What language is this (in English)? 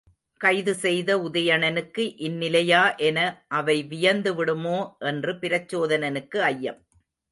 Tamil